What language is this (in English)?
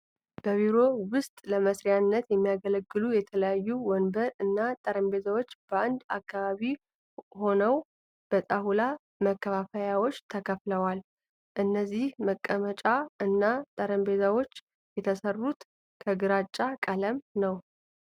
Amharic